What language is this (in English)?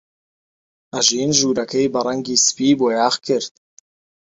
Central Kurdish